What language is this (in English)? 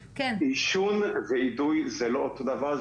Hebrew